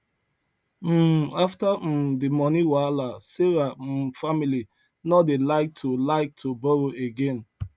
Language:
Nigerian Pidgin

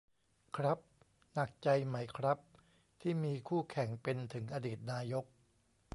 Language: Thai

